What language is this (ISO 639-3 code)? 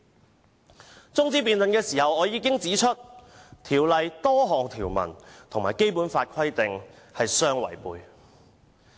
yue